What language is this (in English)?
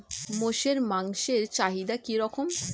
Bangla